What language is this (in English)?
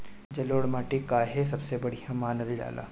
Bhojpuri